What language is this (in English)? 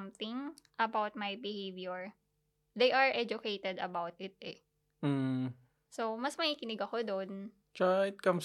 Filipino